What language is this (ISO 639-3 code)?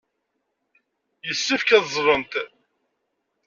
kab